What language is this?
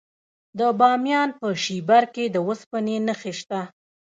Pashto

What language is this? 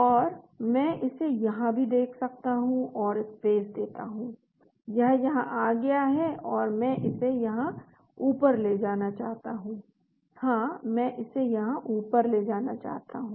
Hindi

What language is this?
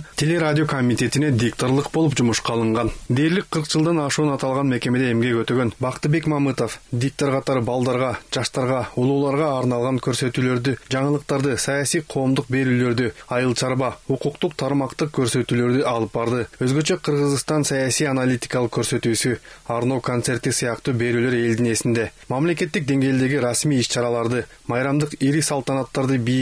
Turkish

